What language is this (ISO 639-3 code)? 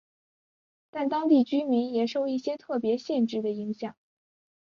zho